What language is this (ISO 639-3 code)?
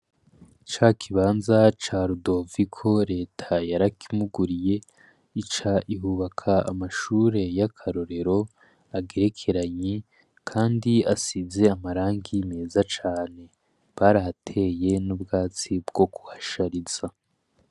run